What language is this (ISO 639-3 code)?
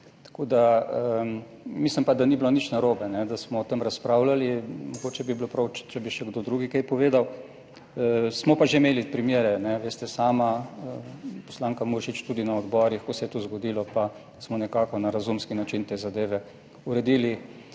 slv